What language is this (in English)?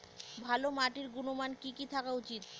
Bangla